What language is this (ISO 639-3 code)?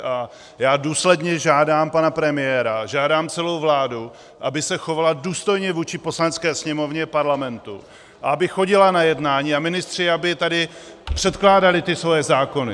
ces